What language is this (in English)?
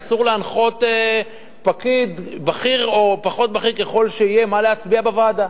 Hebrew